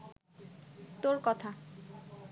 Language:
Bangla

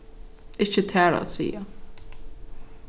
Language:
Faroese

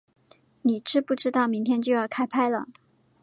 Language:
Chinese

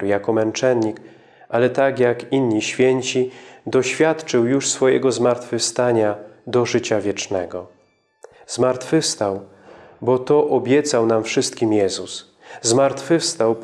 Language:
Polish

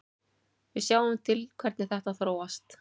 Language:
Icelandic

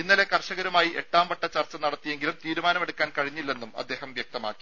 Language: Malayalam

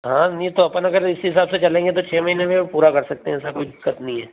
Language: Hindi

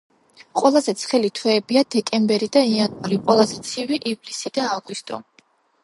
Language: Georgian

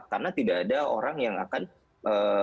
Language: Indonesian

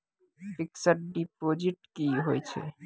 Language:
Maithili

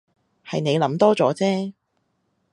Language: Cantonese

